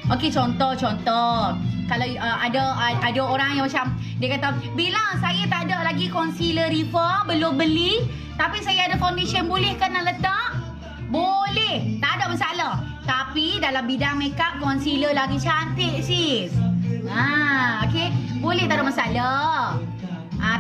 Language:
Malay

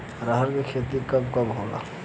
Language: Bhojpuri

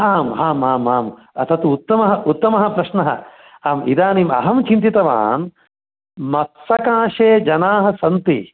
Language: Sanskrit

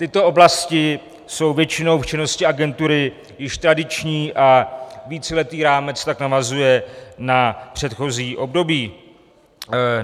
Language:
Czech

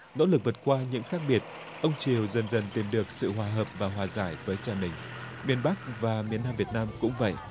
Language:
Vietnamese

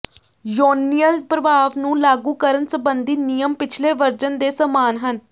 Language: Punjabi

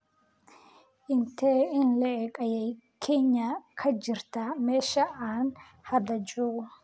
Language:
Somali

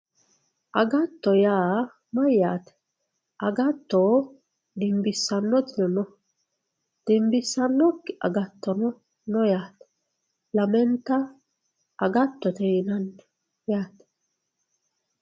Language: Sidamo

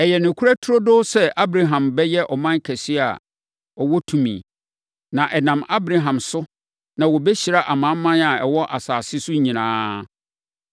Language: Akan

